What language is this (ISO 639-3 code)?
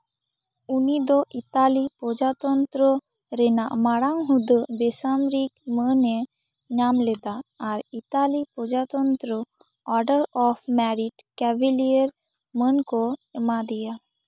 sat